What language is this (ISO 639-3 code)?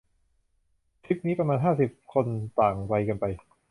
tha